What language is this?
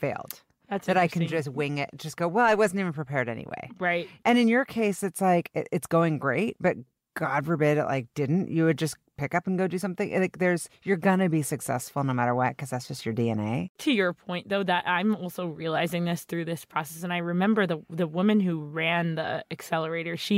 English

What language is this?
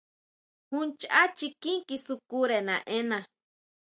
Huautla Mazatec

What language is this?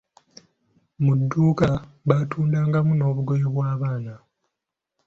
Ganda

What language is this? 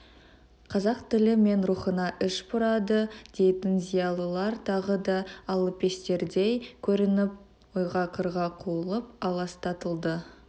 Kazakh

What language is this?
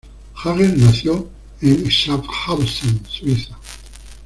Spanish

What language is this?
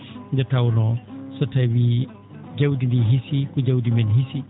Fula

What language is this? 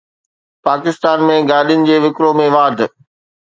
Sindhi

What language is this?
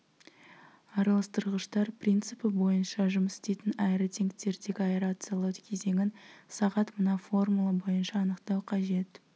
Kazakh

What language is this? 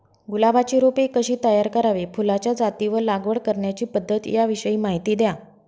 Marathi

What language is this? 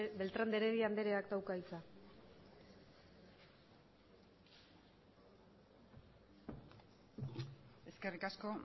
Basque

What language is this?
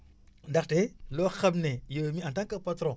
Wolof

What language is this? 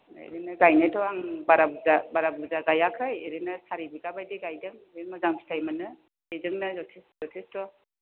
Bodo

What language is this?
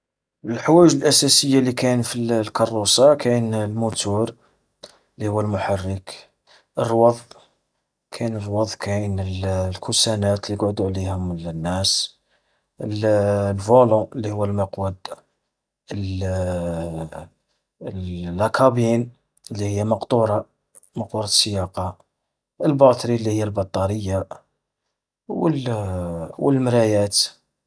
Algerian Arabic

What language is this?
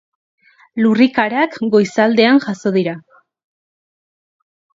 Basque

